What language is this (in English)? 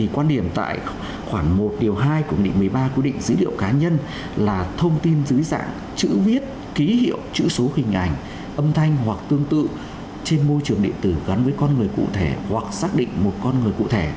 Vietnamese